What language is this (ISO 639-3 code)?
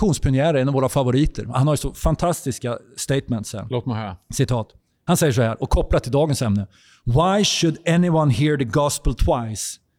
swe